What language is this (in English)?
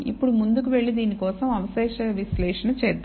Telugu